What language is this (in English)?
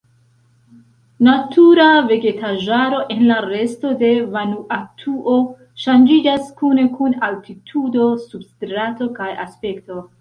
Esperanto